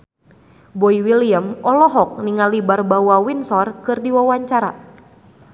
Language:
Sundanese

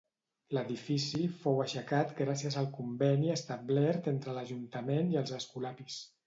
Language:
Catalan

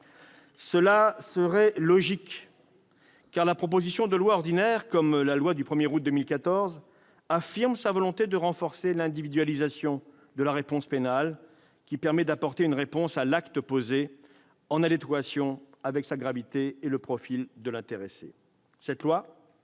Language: French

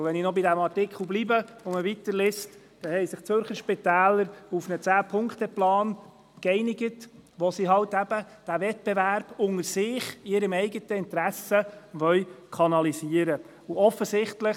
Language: Swiss German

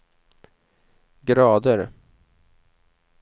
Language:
Swedish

